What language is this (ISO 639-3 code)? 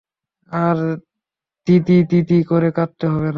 ben